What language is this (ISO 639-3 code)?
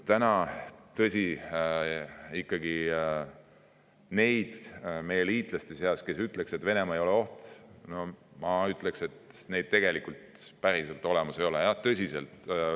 est